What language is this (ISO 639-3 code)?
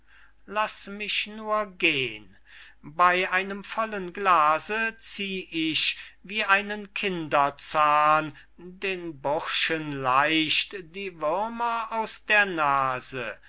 deu